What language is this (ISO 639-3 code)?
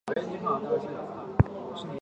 zho